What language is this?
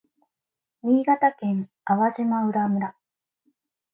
Japanese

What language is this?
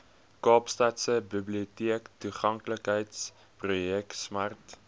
Afrikaans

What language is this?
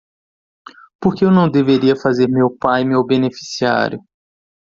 Portuguese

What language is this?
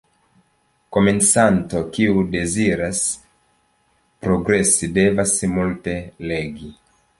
Esperanto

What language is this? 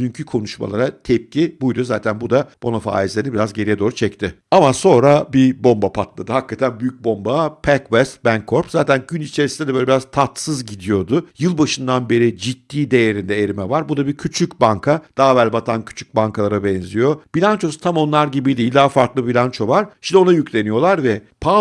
Turkish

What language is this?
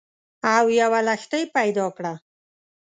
Pashto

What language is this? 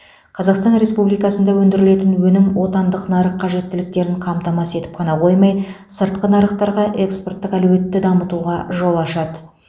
Kazakh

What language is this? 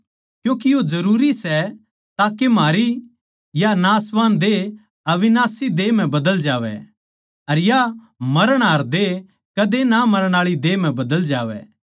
Haryanvi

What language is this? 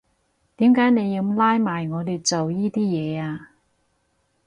Cantonese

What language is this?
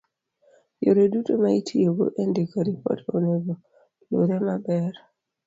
Luo (Kenya and Tanzania)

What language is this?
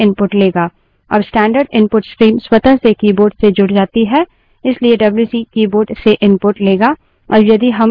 Hindi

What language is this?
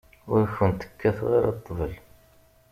Kabyle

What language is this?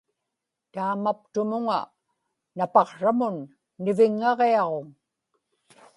Inupiaq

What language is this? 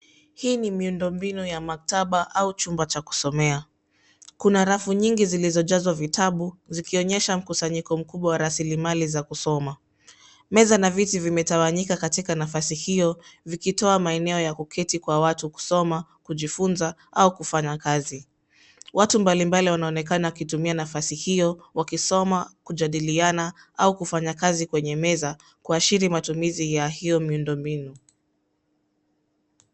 Swahili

